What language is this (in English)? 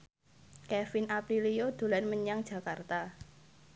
Javanese